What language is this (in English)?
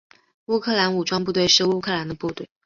Chinese